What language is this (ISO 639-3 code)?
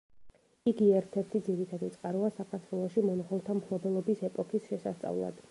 kat